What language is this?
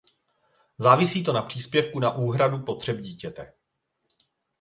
Czech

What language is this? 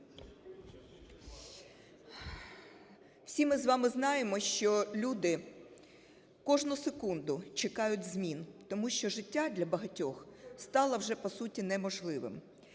Ukrainian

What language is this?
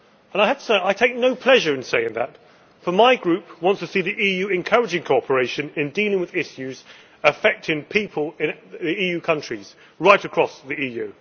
English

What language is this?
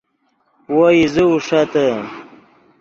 Yidgha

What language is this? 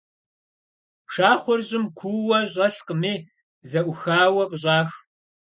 Kabardian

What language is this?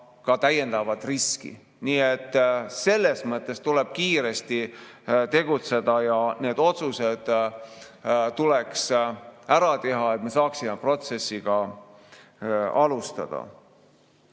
Estonian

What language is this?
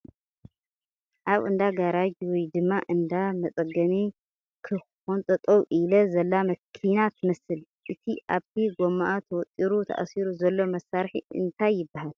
Tigrinya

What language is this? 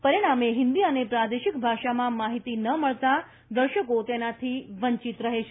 Gujarati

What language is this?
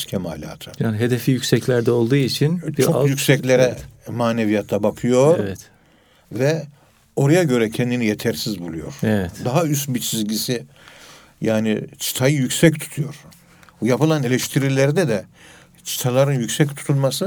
Turkish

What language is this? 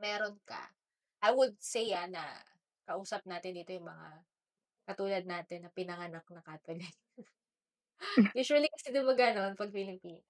Filipino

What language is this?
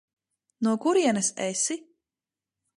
Latvian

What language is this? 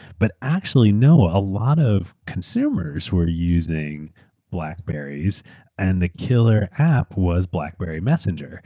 English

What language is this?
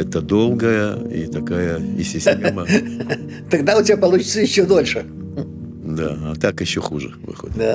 Russian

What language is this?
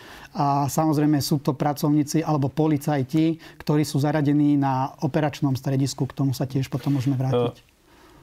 Slovak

